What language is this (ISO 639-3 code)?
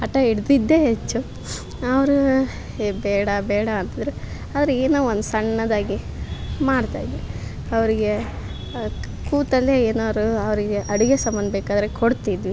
kan